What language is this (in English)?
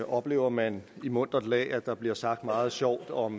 Danish